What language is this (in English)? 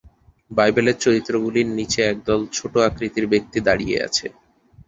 Bangla